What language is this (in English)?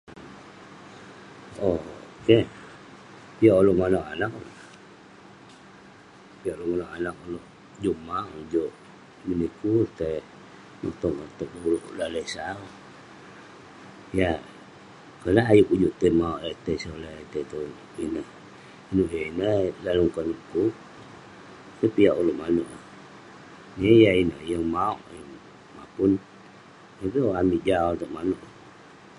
Western Penan